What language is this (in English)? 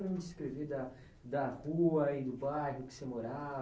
Portuguese